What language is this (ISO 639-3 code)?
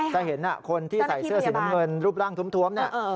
tha